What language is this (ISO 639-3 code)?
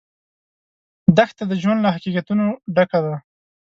pus